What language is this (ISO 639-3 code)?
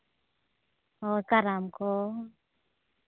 sat